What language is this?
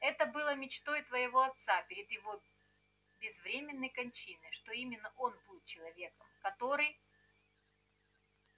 Russian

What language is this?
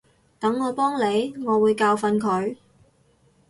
Cantonese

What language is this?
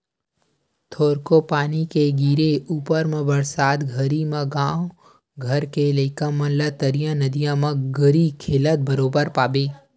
Chhattisgarhi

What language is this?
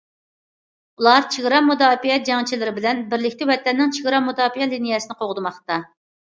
Uyghur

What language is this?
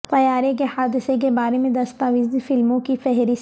Urdu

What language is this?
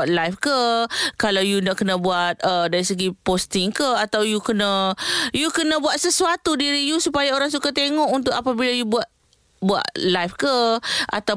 Malay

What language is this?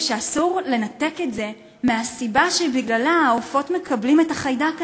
Hebrew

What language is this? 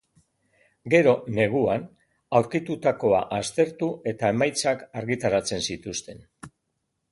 Basque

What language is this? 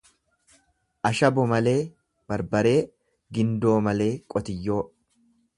Oromo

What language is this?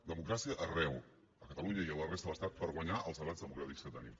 Catalan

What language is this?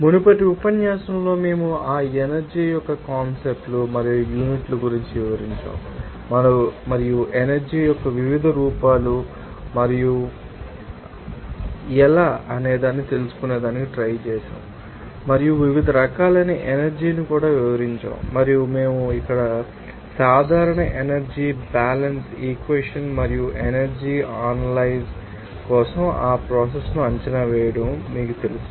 Telugu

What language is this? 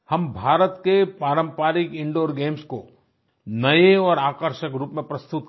Hindi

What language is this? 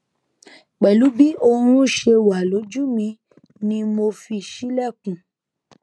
Yoruba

